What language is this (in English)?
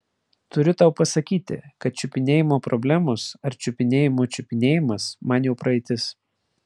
Lithuanian